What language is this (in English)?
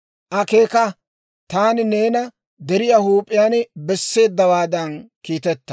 Dawro